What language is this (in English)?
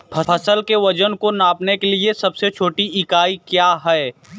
Hindi